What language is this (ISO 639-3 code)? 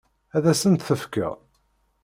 kab